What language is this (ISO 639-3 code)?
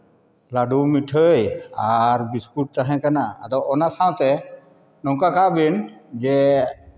sat